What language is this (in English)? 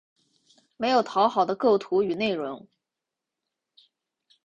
Chinese